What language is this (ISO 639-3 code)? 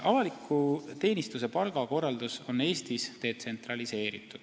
est